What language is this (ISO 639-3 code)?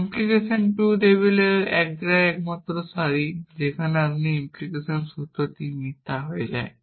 ben